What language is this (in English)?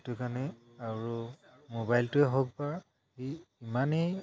Assamese